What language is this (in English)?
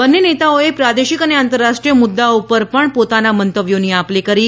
Gujarati